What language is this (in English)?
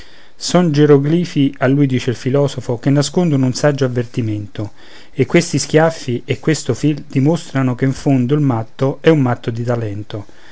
Italian